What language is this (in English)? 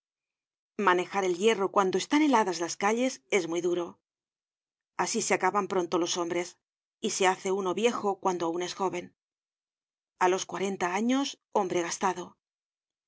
Spanish